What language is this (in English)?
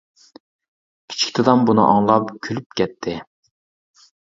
Uyghur